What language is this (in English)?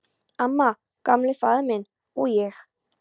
Icelandic